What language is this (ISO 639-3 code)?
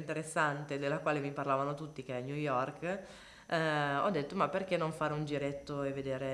ita